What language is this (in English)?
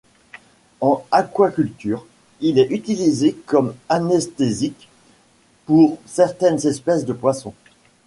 French